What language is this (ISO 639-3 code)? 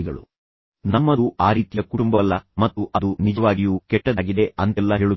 kan